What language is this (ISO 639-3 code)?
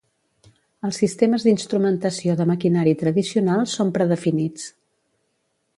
cat